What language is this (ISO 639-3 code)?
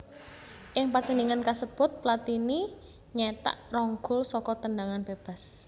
jav